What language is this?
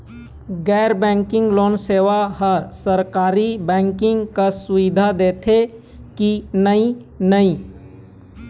Chhattisgarhi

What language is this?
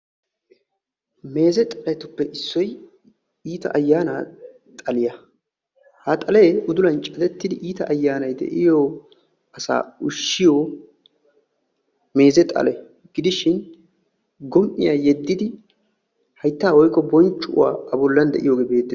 Wolaytta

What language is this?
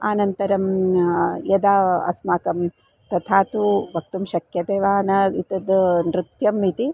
Sanskrit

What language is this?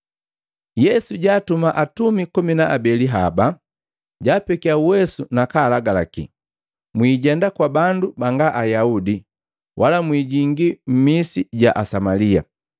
Matengo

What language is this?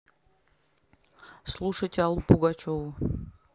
Russian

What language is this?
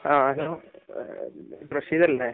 Malayalam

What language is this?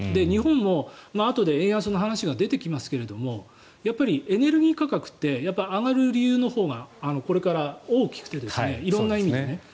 Japanese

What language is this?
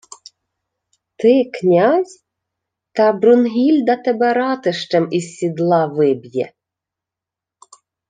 Ukrainian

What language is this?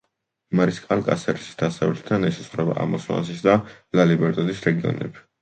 Georgian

